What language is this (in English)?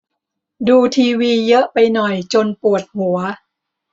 Thai